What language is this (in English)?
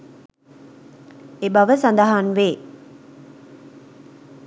Sinhala